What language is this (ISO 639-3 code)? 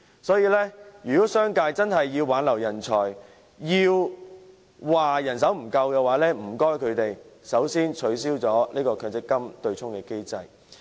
yue